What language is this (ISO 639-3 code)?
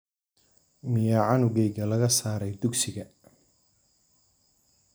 som